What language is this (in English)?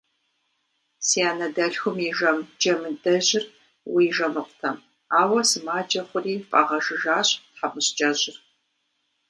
Kabardian